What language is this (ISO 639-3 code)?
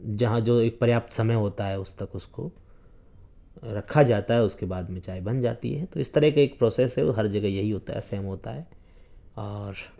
urd